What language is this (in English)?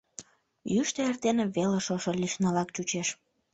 Mari